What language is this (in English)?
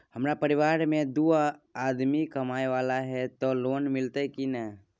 Maithili